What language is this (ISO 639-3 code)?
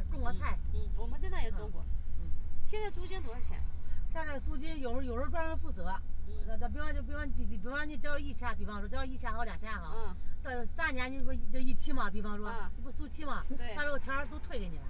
zho